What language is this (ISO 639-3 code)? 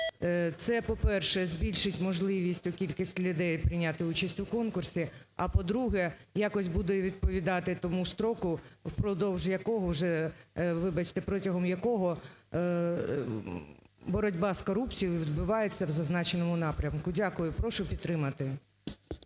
ukr